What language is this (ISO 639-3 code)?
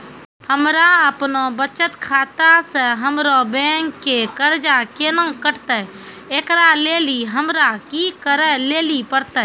mai